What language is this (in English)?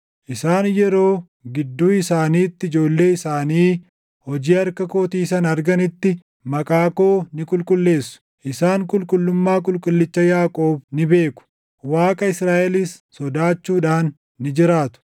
Oromo